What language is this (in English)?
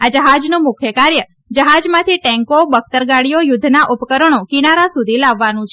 Gujarati